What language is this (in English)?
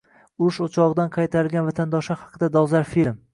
Uzbek